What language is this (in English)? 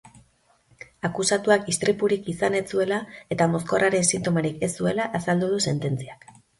Basque